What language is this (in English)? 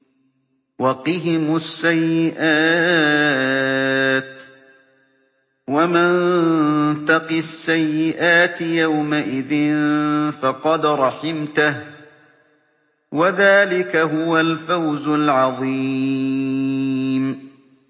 Arabic